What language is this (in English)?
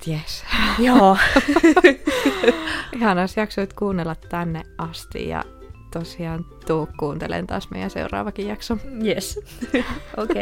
Finnish